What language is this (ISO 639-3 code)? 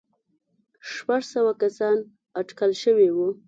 pus